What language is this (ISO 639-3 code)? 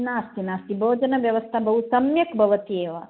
san